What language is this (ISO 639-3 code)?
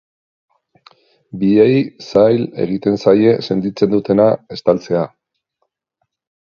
eus